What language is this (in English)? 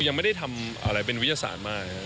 Thai